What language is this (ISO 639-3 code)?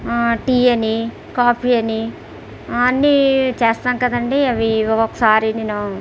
tel